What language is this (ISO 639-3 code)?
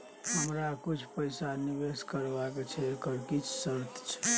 mai